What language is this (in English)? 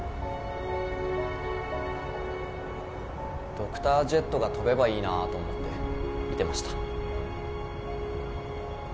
Japanese